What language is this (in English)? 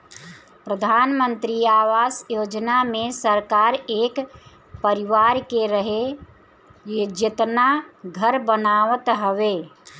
Bhojpuri